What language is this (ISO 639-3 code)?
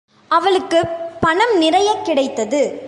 tam